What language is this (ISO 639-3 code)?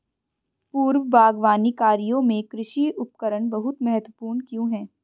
hin